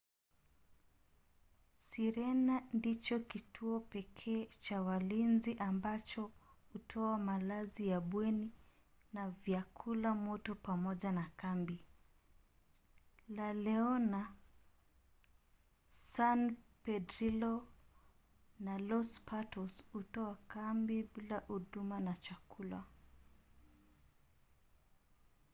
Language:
Swahili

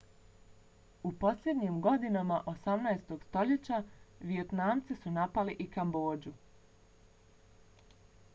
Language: Bosnian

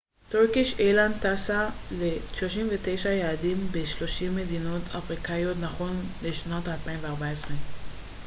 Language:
Hebrew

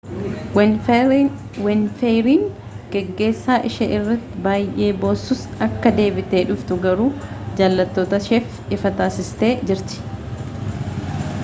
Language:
Oromo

